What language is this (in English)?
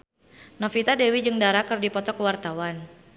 Sundanese